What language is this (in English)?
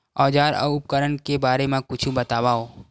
Chhattisgarhi